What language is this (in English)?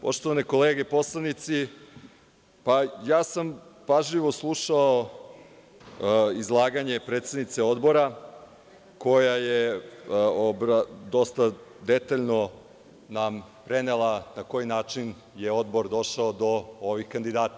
Serbian